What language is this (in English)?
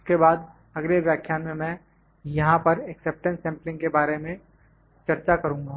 Hindi